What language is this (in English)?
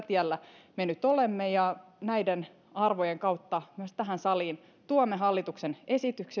Finnish